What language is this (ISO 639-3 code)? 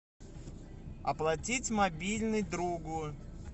rus